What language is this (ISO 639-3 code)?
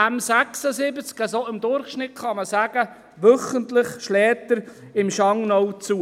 gsw